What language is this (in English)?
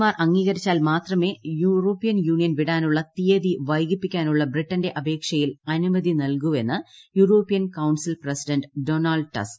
Malayalam